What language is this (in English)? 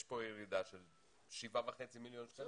Hebrew